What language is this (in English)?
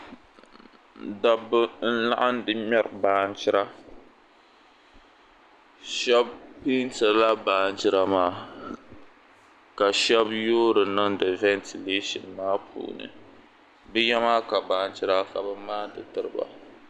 Dagbani